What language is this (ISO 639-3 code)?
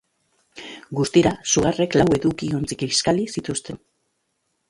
eus